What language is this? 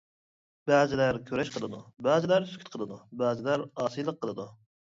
Uyghur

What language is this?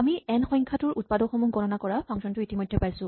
Assamese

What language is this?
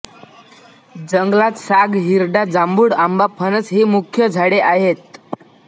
Marathi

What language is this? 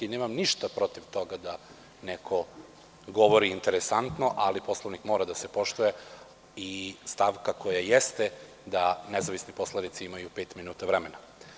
Serbian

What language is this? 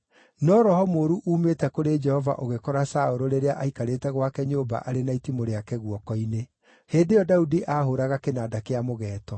Kikuyu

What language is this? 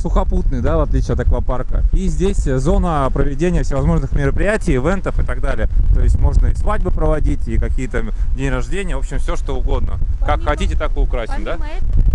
Russian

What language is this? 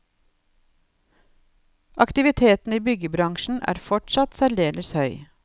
Norwegian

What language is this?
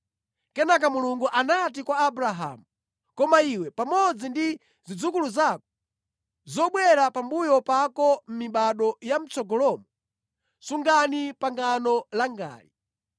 Nyanja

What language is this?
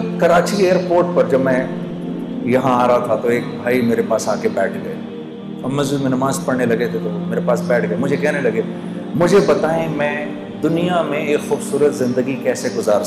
Urdu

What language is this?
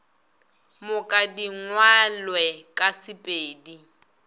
Northern Sotho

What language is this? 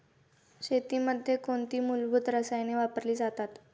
Marathi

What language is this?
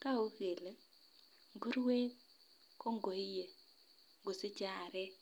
Kalenjin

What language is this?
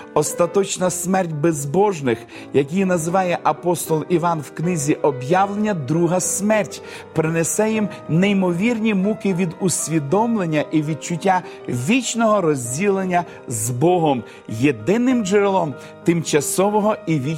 Ukrainian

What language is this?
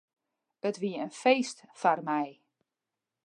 Western Frisian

